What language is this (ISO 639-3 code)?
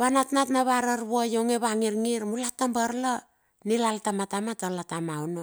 bxf